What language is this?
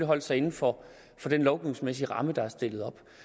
Danish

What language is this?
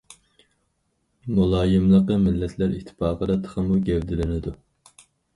Uyghur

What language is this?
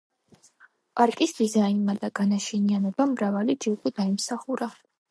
Georgian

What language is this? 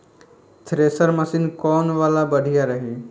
Bhojpuri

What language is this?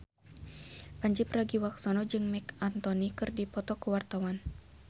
Sundanese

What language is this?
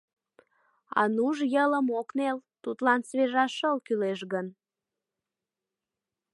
Mari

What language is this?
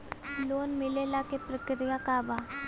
Bhojpuri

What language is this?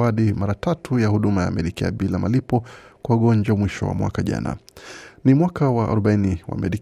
Swahili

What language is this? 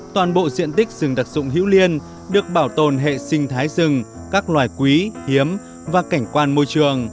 Vietnamese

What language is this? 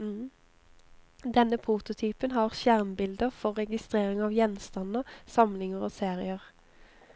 Norwegian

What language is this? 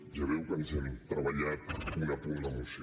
Catalan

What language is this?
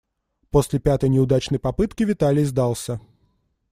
Russian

